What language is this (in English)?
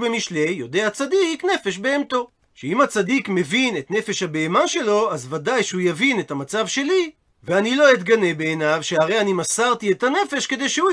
Hebrew